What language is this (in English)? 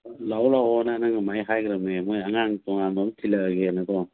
Manipuri